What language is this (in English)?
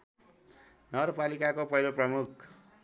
Nepali